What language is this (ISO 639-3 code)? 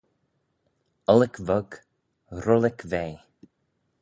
glv